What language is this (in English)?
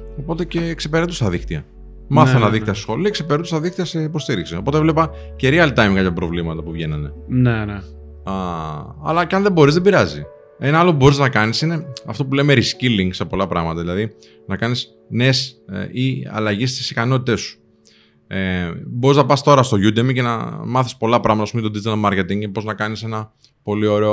Greek